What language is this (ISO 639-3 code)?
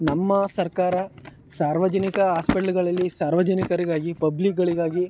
kan